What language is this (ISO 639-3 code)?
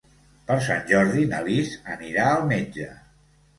cat